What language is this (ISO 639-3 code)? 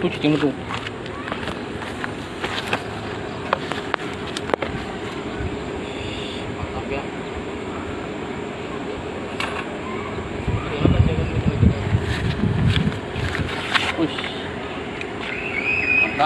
ind